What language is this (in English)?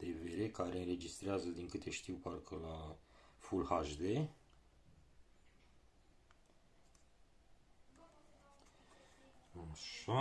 Romanian